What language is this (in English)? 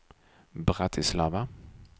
Swedish